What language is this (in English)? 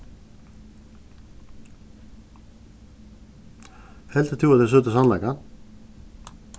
Faroese